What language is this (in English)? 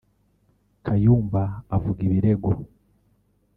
Kinyarwanda